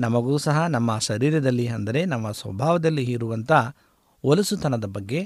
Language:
Kannada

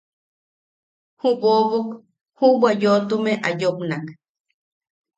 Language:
Yaqui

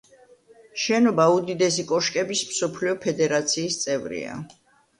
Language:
Georgian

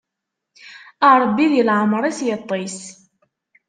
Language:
Kabyle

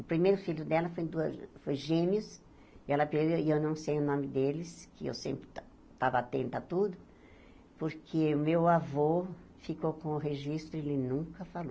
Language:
Portuguese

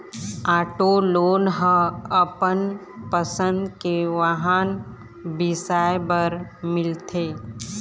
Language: Chhattisgarhi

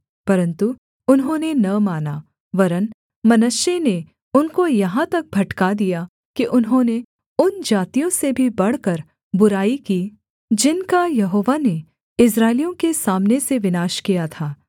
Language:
Hindi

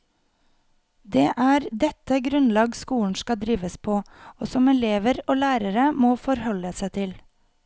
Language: Norwegian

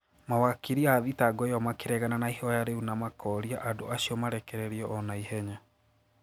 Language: Kikuyu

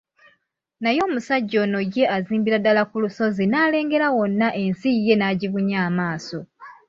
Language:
Ganda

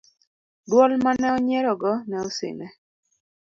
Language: Luo (Kenya and Tanzania)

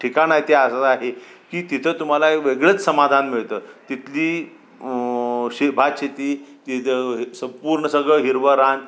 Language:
Marathi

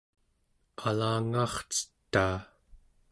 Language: Central Yupik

